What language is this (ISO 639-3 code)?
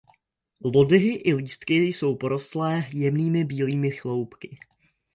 ces